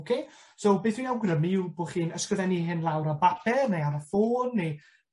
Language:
Welsh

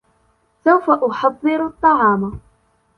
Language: Arabic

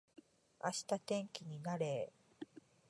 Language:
Japanese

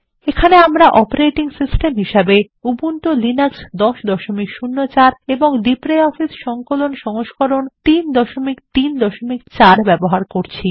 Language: Bangla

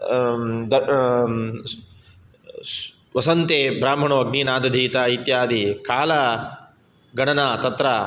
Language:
Sanskrit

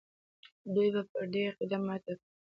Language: Pashto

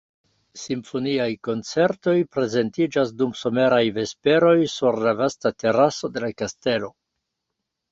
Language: Esperanto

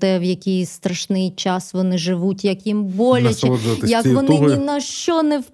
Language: Ukrainian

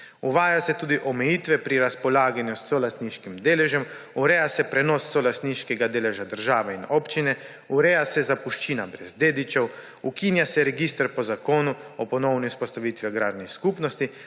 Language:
Slovenian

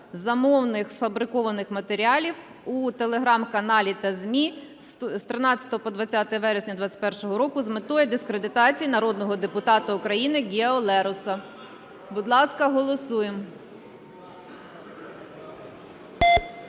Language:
Ukrainian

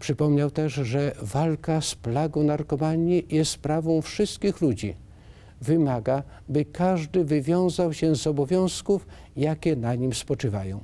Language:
Polish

